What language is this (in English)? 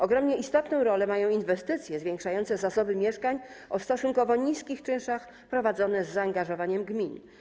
Polish